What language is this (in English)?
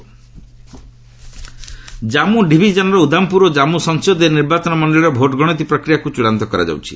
Odia